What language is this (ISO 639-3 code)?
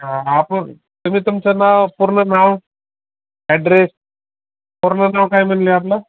mar